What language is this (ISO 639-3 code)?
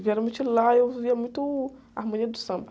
por